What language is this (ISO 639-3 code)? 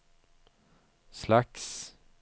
swe